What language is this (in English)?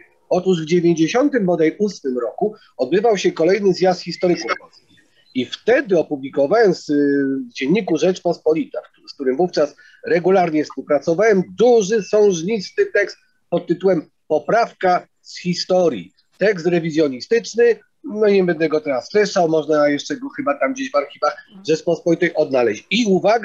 Polish